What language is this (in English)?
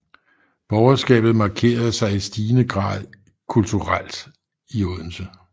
Danish